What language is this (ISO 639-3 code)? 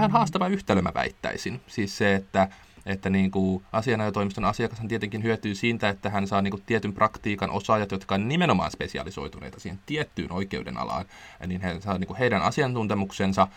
fin